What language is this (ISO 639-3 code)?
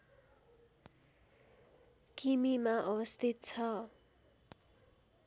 nep